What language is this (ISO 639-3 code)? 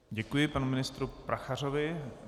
ces